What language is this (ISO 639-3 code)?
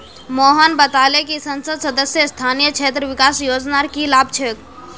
mag